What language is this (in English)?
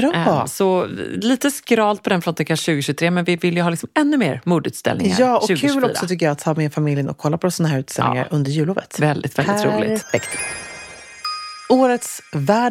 Swedish